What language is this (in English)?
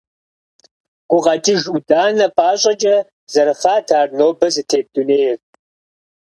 Kabardian